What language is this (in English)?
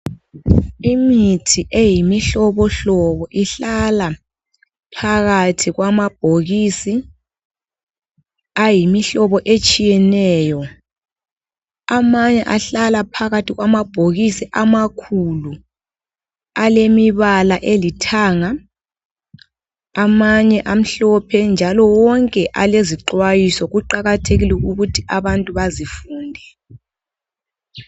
North Ndebele